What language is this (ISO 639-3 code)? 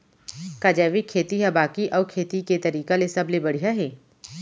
hne